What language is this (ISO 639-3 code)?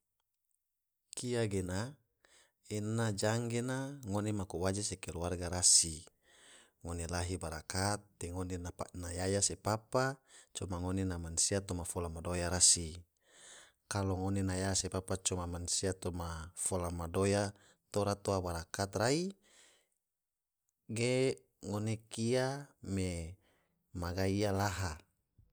tvo